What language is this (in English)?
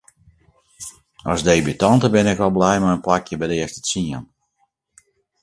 Western Frisian